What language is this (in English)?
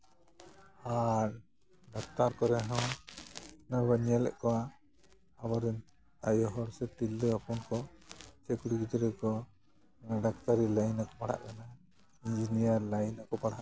Santali